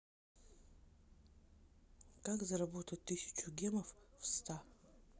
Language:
Russian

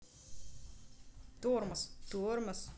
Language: Russian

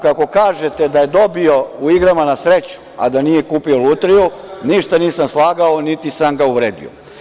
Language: Serbian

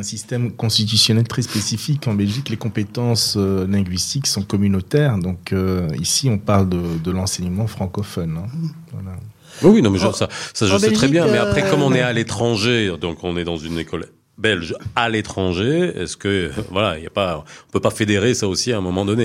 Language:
French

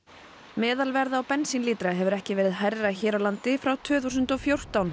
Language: Icelandic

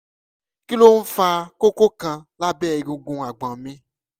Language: Yoruba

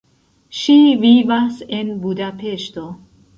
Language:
Esperanto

